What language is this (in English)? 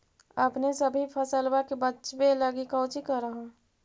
Magahi